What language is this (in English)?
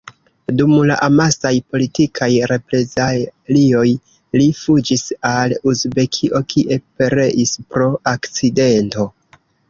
Esperanto